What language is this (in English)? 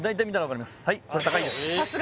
Japanese